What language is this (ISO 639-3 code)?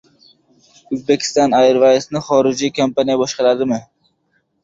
uzb